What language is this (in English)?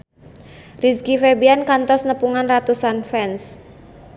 Sundanese